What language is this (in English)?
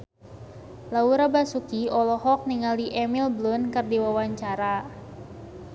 Sundanese